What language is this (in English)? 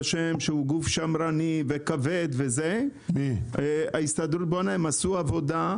Hebrew